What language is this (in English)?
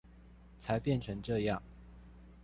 Chinese